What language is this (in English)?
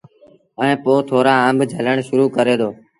Sindhi Bhil